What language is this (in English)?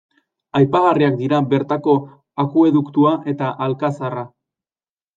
Basque